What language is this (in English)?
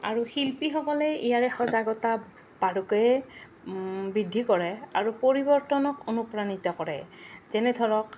Assamese